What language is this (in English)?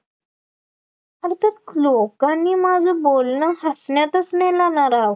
Marathi